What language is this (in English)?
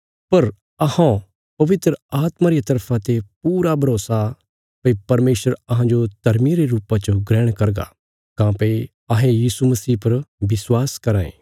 Bilaspuri